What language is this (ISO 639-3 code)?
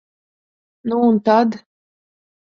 lav